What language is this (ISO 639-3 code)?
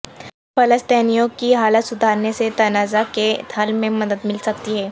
urd